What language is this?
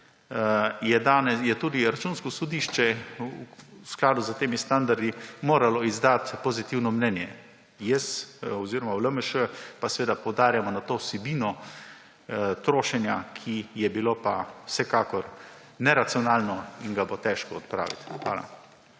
Slovenian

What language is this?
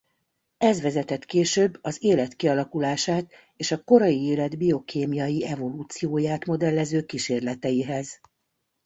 Hungarian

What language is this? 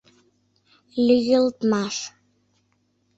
Mari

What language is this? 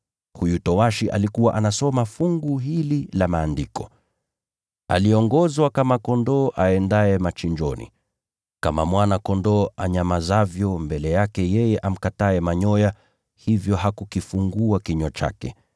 Swahili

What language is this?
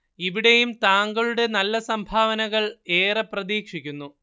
Malayalam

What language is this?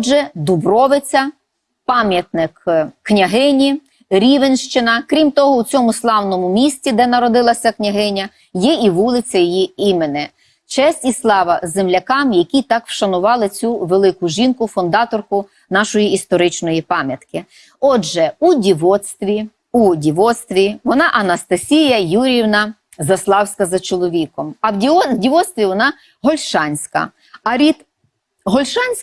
Ukrainian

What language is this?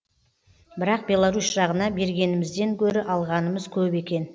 Kazakh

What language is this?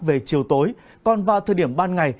Vietnamese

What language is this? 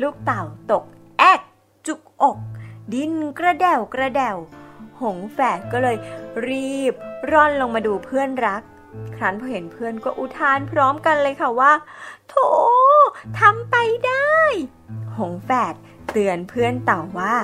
Thai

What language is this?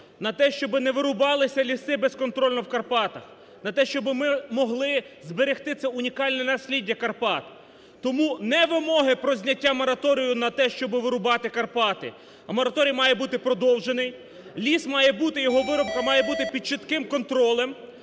Ukrainian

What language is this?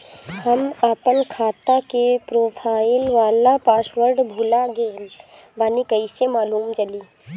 Bhojpuri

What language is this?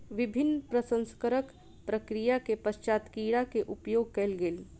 Maithili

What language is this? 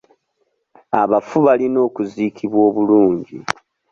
Ganda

